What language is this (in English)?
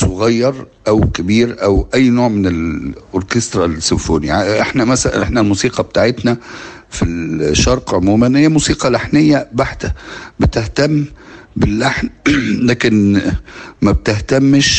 Arabic